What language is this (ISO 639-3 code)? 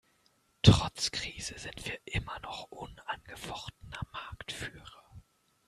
deu